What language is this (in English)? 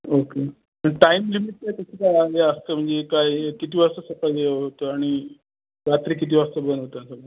Marathi